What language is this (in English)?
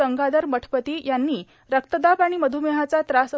Marathi